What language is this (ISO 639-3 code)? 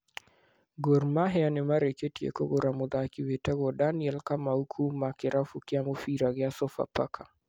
kik